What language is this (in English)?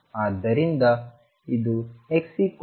Kannada